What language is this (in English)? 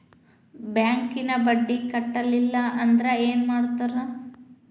Kannada